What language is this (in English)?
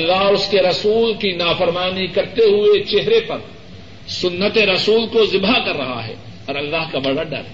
Urdu